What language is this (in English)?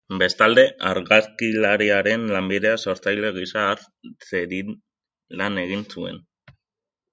Basque